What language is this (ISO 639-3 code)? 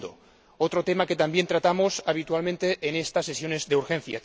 spa